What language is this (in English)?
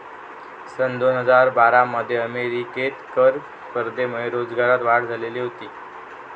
Marathi